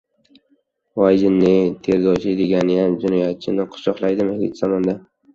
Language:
Uzbek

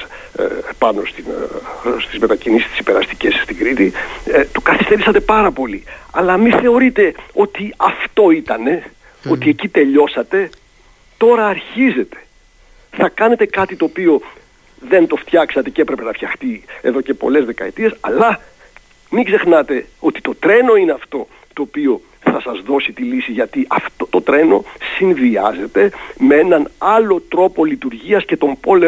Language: Greek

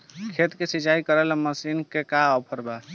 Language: Bhojpuri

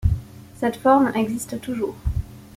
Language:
French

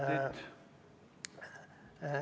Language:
Estonian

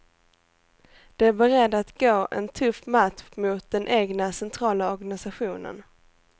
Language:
Swedish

